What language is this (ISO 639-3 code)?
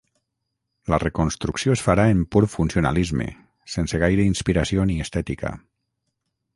cat